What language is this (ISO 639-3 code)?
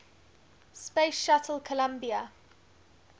eng